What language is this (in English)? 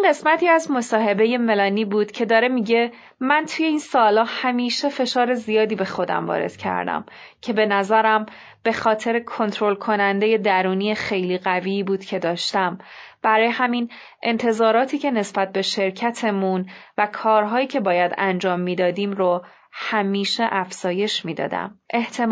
Persian